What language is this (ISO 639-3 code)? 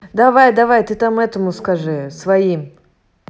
rus